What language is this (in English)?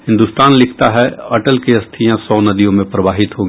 Hindi